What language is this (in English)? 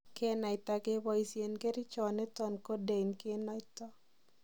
Kalenjin